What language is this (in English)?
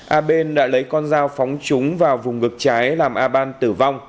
Vietnamese